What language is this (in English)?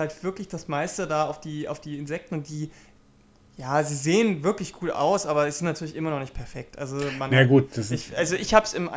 German